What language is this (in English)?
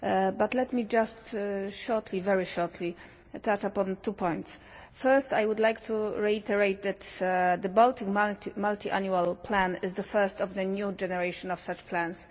English